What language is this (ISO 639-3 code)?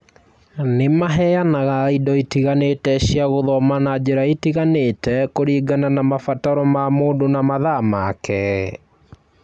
kik